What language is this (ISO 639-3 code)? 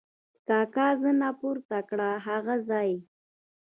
pus